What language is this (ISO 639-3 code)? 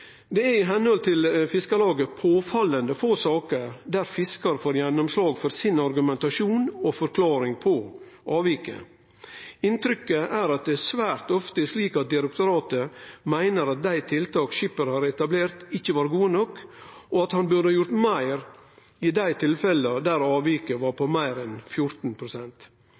nno